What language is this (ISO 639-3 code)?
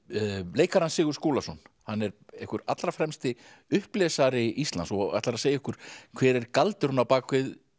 isl